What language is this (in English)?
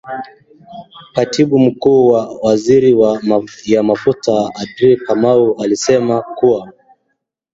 Swahili